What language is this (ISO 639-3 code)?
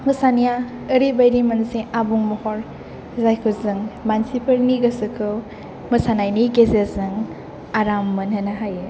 brx